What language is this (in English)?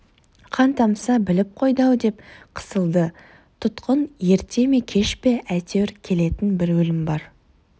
Kazakh